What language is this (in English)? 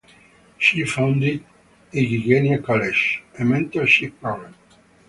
English